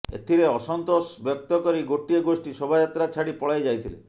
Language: Odia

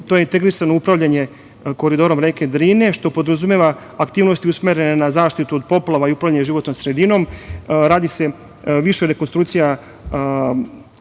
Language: Serbian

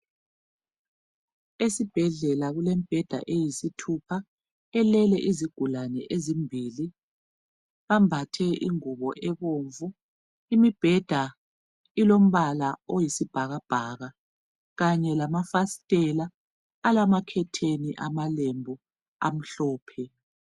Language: North Ndebele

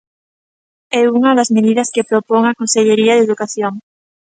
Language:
Galician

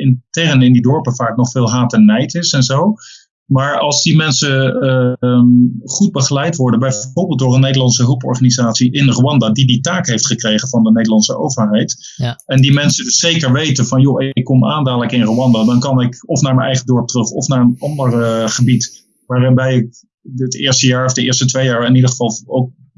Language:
Dutch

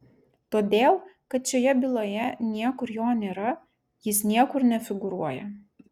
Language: Lithuanian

